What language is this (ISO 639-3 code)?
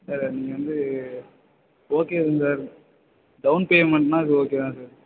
tam